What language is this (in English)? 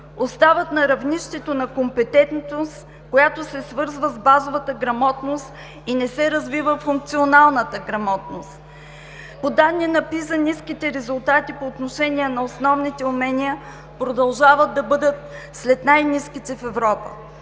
Bulgarian